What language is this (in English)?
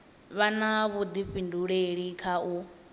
Venda